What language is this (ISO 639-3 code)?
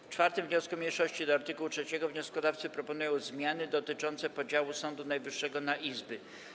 pol